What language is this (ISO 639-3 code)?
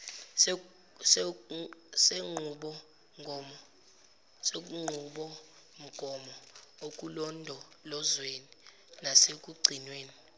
zul